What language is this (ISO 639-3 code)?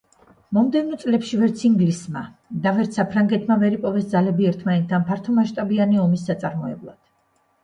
kat